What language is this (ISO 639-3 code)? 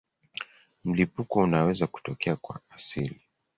swa